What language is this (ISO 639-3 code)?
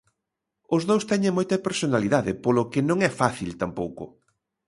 glg